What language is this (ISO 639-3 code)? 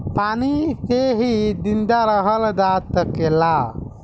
bho